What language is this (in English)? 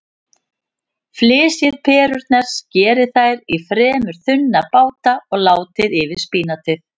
Icelandic